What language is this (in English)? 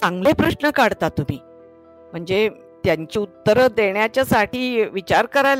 Marathi